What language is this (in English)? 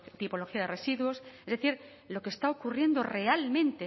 Spanish